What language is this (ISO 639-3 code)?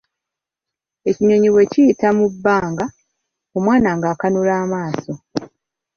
lug